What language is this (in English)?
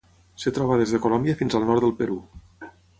Catalan